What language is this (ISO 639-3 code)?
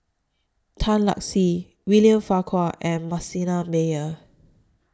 eng